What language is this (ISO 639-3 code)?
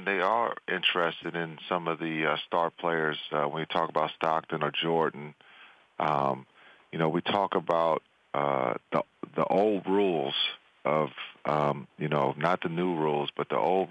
eng